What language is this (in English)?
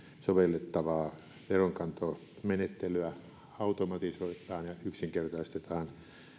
Finnish